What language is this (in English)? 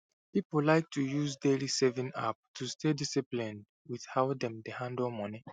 Nigerian Pidgin